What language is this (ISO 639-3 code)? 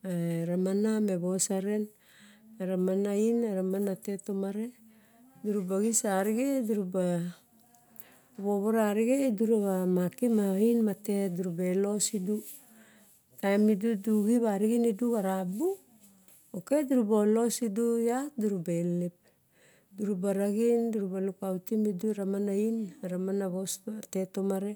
bjk